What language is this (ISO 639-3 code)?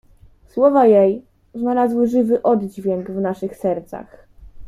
pol